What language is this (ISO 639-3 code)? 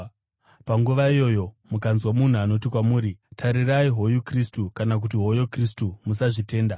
sna